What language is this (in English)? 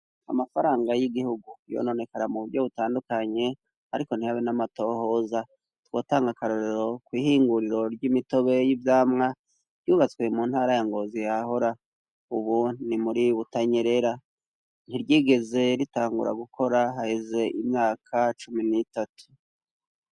Rundi